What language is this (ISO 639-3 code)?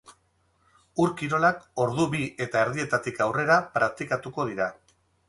eus